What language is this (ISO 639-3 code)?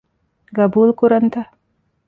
div